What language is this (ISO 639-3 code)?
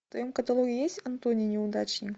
rus